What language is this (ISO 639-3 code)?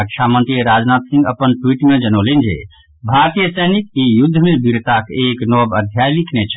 mai